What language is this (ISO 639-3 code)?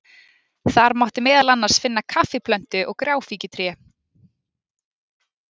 isl